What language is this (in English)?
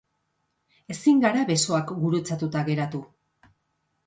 Basque